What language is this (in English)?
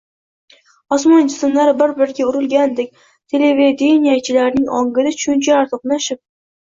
Uzbek